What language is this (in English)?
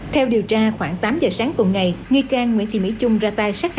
Vietnamese